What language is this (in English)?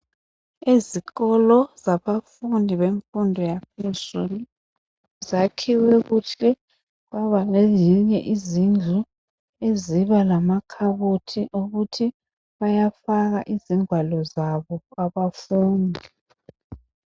North Ndebele